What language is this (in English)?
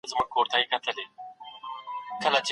Pashto